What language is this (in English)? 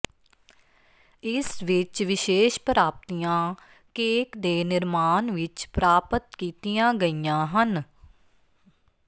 Punjabi